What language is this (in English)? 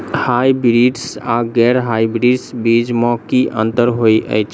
Maithili